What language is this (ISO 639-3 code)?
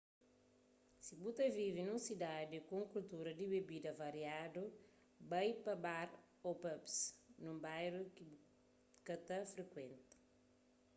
kea